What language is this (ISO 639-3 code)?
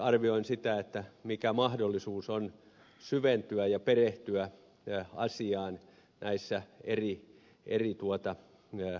fin